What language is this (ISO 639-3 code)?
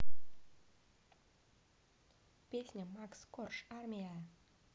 rus